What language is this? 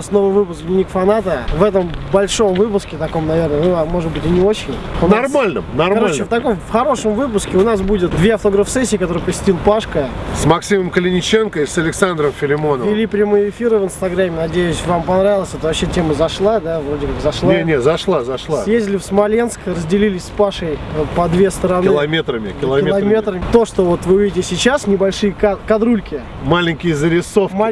Russian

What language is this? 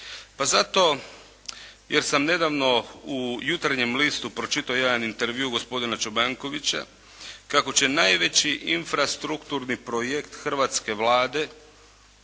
Croatian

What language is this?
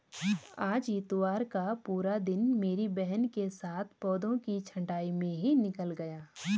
Hindi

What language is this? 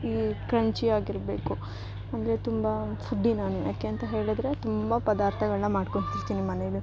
Kannada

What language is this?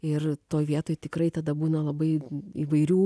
Lithuanian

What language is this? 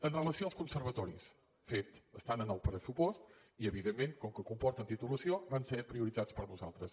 Catalan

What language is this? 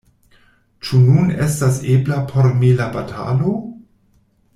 Esperanto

